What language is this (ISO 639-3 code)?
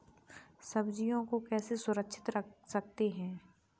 hin